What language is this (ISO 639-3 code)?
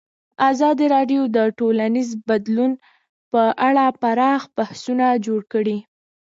pus